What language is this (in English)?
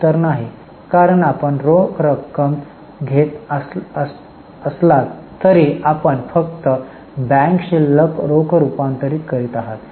Marathi